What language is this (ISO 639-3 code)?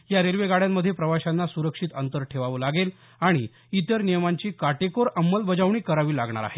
mar